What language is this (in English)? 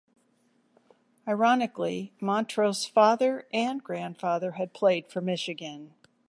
English